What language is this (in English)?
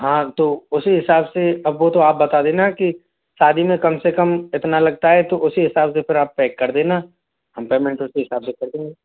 Hindi